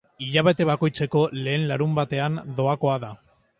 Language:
Basque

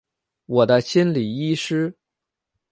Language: Chinese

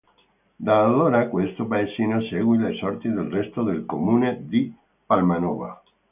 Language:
Italian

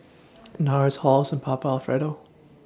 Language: English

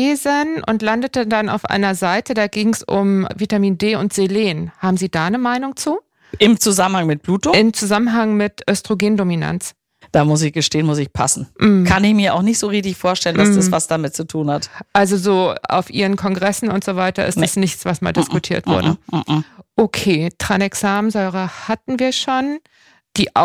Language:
German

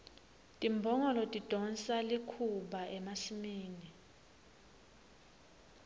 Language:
Swati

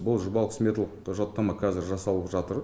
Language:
Kazakh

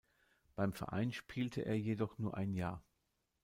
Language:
German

